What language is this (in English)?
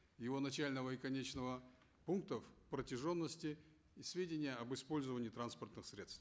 Kazakh